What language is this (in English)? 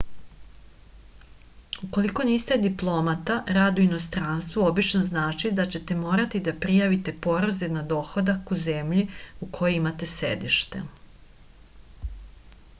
Serbian